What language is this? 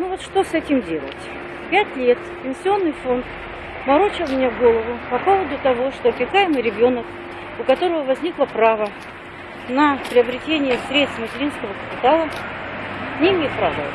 Russian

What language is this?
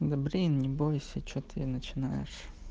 Russian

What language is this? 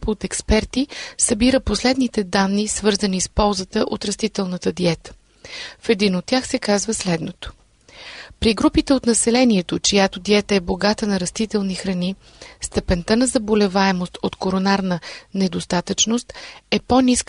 Bulgarian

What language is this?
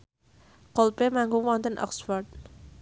Javanese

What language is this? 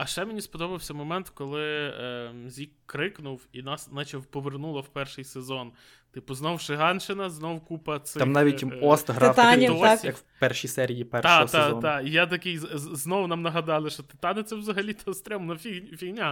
Ukrainian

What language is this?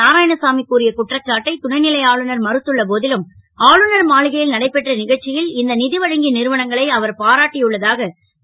Tamil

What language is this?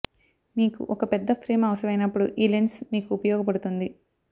Telugu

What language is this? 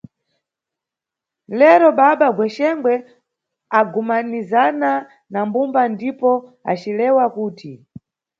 Nyungwe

